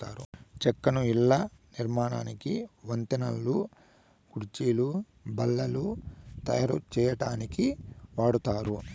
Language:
Telugu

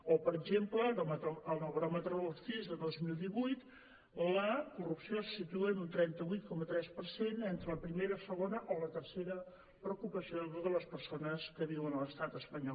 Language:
Catalan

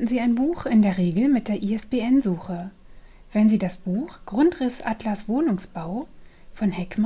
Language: German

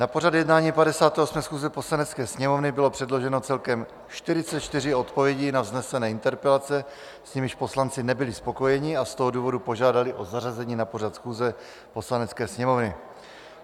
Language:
Czech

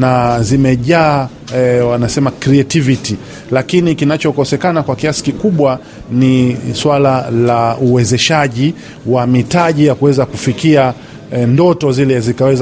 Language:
Swahili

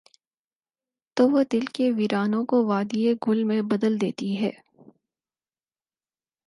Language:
Urdu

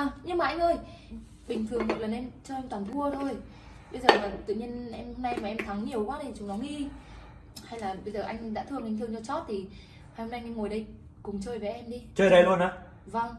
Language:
Vietnamese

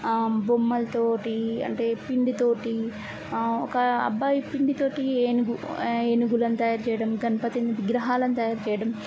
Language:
Telugu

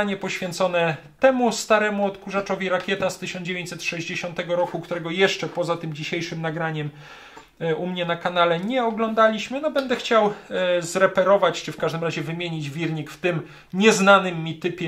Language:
Polish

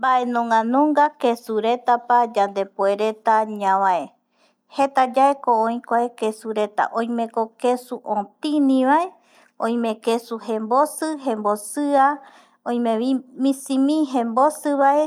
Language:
Eastern Bolivian Guaraní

